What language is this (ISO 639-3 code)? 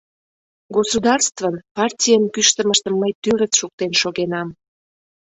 chm